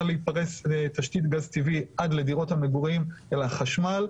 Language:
Hebrew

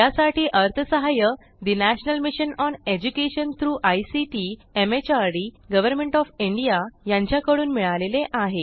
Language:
Marathi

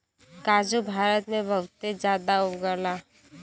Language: Bhojpuri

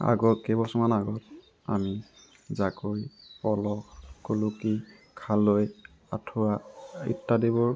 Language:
Assamese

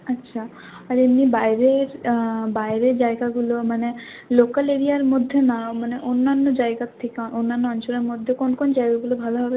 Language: Bangla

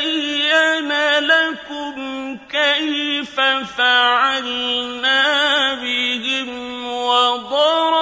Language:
Arabic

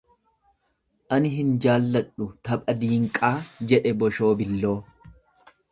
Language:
Oromo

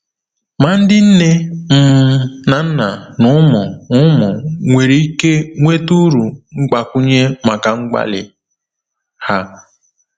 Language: Igbo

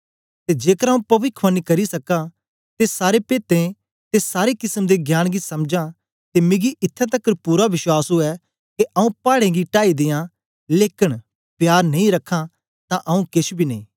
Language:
Dogri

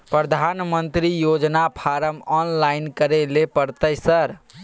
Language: Maithili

